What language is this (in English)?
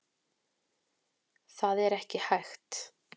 Icelandic